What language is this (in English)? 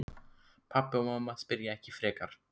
Icelandic